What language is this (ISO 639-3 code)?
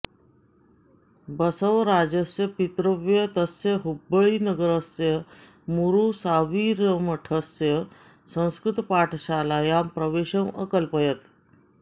san